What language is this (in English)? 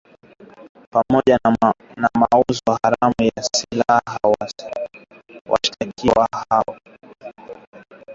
Swahili